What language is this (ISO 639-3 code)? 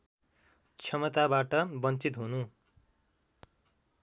nep